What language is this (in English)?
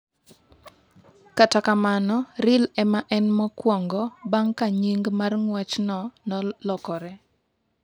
Luo (Kenya and Tanzania)